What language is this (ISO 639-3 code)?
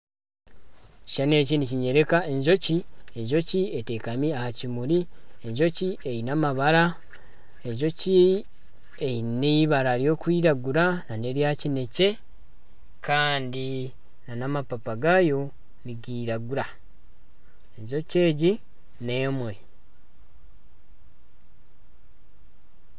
nyn